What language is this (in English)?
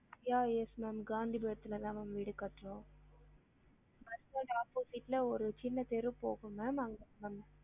Tamil